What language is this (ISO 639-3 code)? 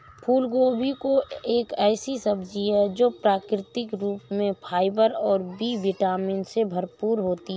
hin